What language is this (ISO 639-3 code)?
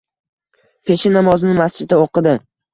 uzb